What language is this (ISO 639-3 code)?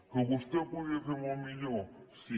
cat